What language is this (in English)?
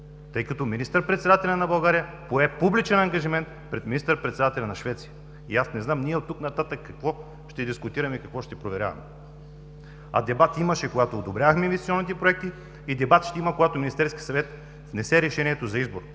Bulgarian